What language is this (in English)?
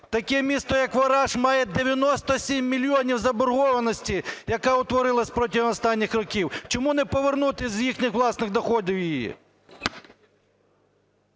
Ukrainian